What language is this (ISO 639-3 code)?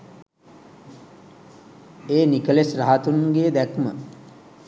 sin